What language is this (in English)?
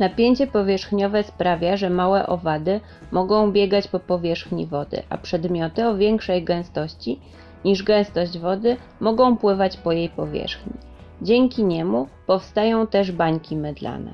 Polish